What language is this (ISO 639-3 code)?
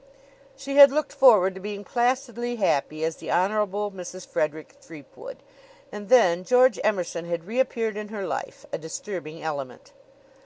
eng